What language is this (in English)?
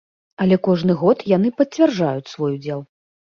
Belarusian